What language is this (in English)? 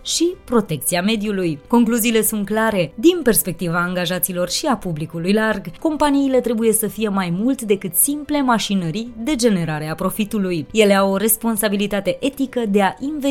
Romanian